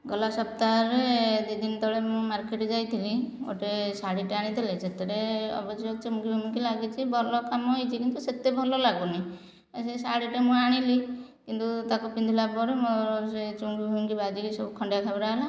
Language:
Odia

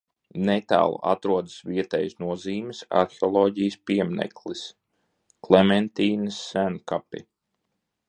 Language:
Latvian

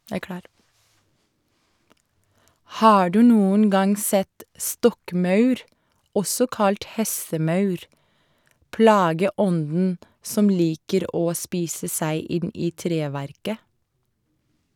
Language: Norwegian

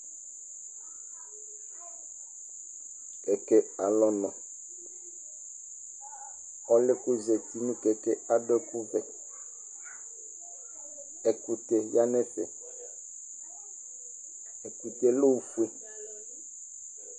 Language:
Ikposo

